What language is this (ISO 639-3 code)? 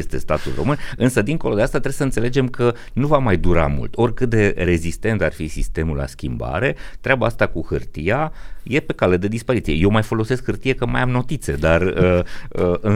ron